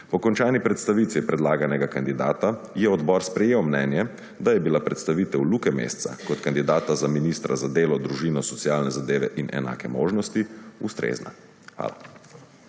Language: Slovenian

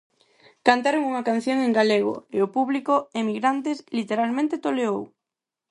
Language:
Galician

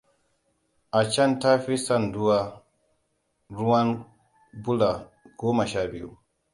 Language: Hausa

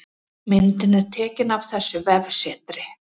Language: Icelandic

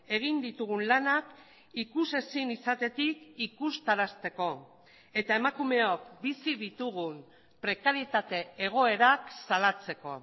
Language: Basque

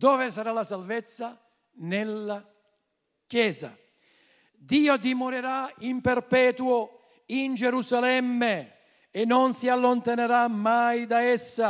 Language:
Italian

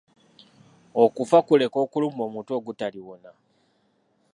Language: Ganda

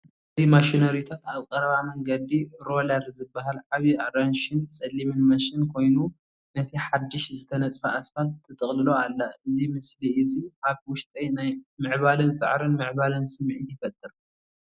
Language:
Tigrinya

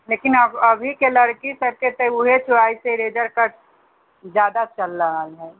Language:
Maithili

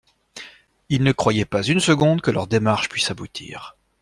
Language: French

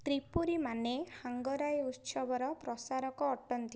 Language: Odia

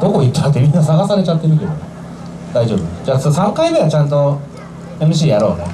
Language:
Japanese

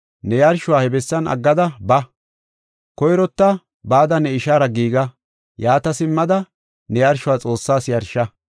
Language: Gofa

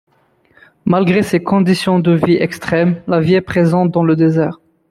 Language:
French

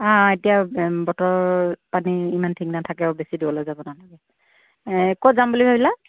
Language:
Assamese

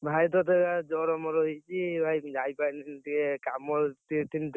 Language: Odia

